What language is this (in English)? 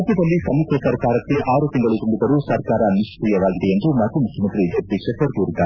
Kannada